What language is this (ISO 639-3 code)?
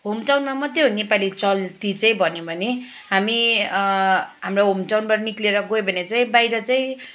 nep